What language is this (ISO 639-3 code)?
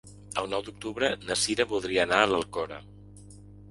cat